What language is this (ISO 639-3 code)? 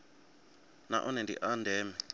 ven